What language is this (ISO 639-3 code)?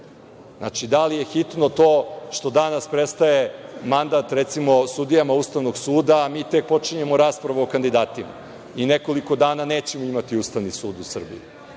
srp